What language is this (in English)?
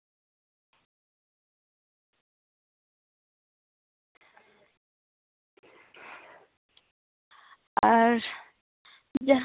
Santali